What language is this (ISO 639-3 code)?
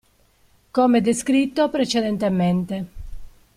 ita